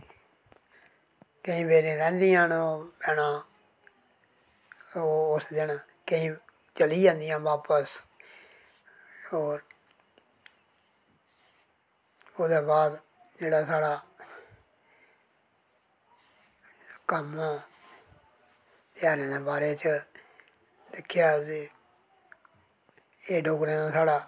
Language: Dogri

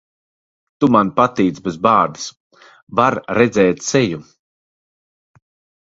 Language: Latvian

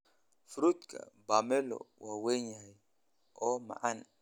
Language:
Somali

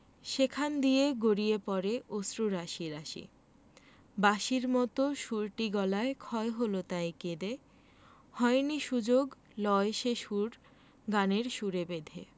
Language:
Bangla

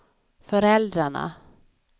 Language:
Swedish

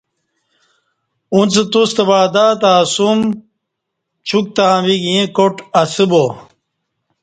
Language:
Kati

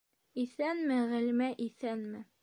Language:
Bashkir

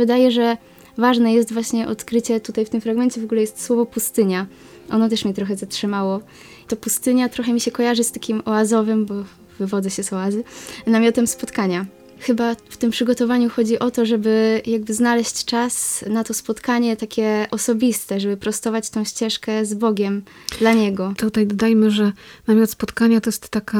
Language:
Polish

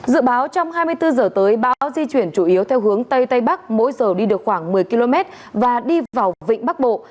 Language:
Vietnamese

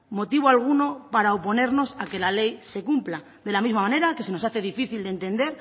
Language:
Spanish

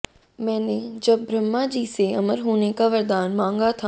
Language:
Hindi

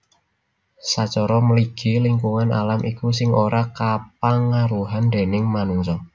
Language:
Javanese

